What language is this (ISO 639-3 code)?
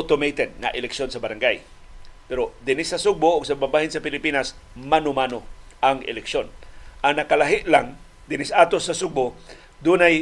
fil